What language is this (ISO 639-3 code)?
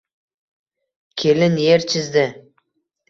uzb